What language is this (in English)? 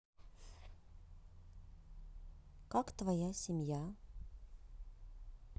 Russian